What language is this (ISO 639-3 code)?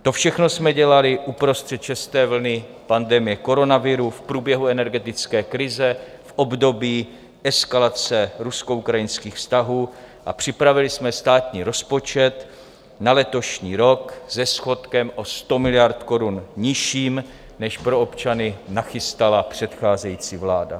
ces